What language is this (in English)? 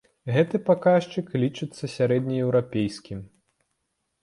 Belarusian